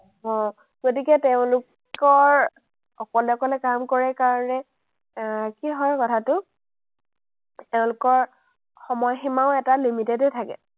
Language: Assamese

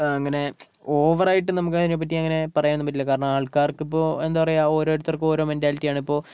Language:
Malayalam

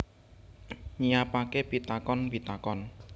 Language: Javanese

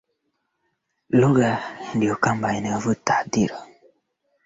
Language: Swahili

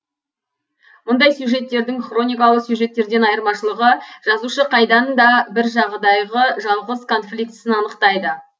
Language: Kazakh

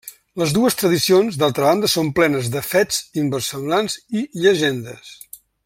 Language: Catalan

